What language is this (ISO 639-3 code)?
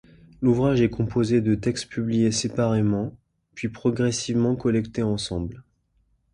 fra